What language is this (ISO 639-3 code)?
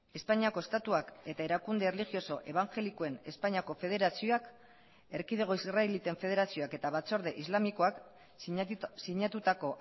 eus